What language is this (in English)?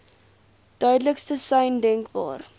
Afrikaans